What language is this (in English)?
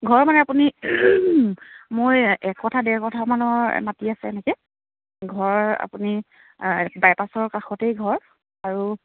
Assamese